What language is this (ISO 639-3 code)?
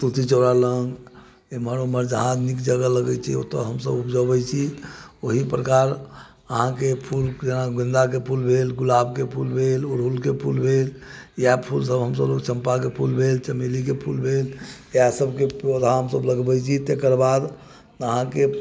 mai